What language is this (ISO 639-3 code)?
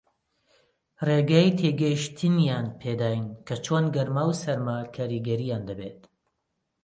ckb